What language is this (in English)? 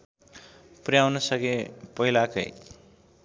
Nepali